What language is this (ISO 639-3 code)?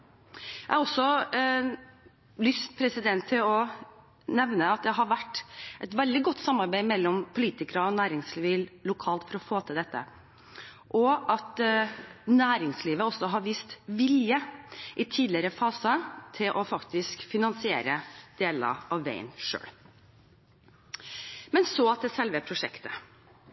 nob